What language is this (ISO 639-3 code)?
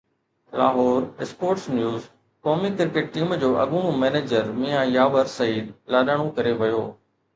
snd